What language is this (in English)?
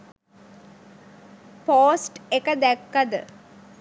Sinhala